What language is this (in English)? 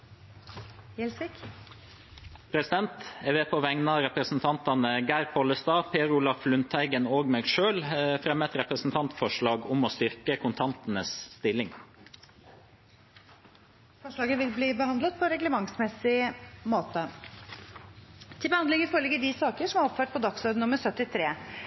Norwegian